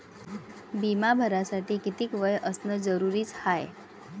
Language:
Marathi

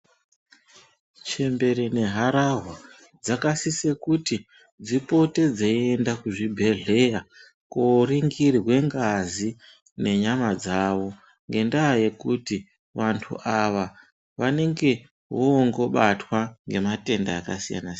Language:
Ndau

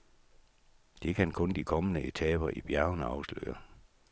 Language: Danish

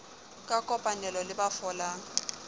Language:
Southern Sotho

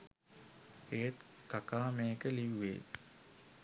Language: Sinhala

